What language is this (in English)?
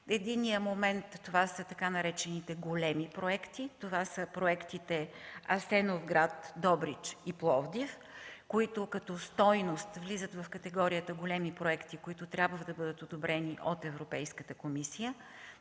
Bulgarian